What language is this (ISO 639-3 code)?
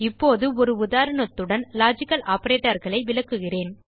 tam